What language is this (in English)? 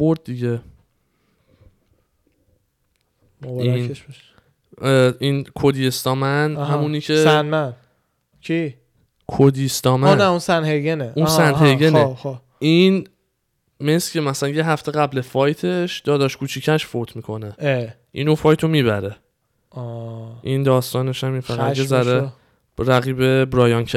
Persian